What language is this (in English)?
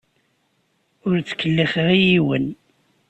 Kabyle